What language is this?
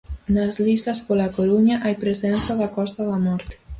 Galician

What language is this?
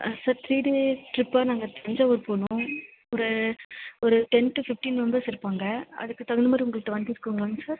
Tamil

